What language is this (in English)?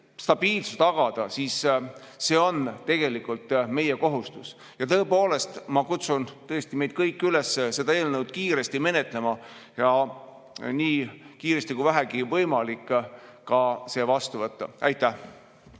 Estonian